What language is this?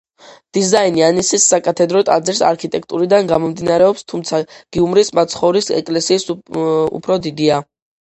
Georgian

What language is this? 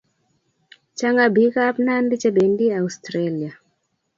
Kalenjin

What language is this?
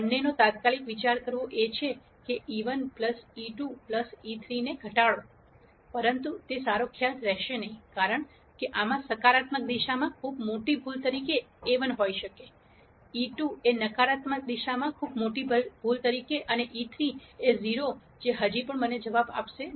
Gujarati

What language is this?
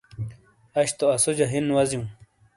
Shina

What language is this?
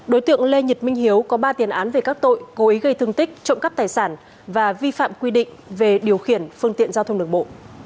Vietnamese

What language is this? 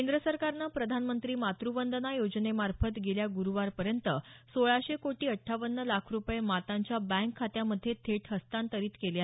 Marathi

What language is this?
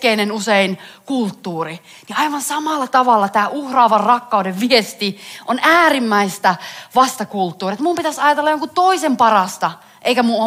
Finnish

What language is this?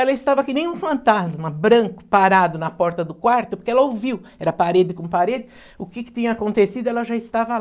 Portuguese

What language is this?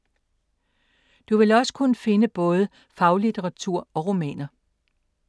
Danish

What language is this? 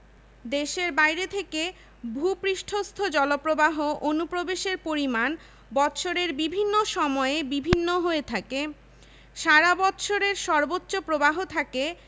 Bangla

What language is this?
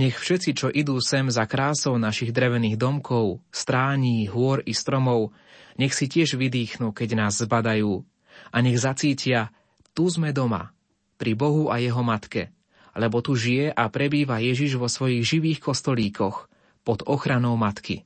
Slovak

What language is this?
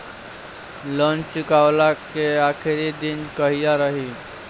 Bhojpuri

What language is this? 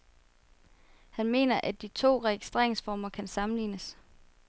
Danish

